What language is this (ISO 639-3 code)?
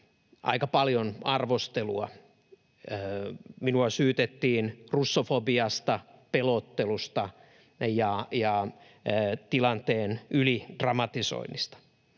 fin